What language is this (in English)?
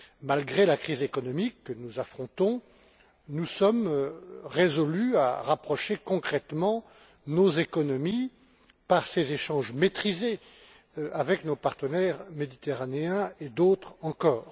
French